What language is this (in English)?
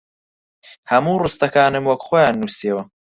Central Kurdish